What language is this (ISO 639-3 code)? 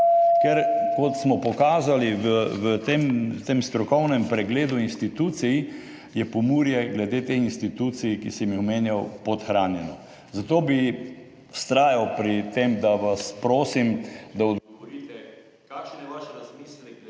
slv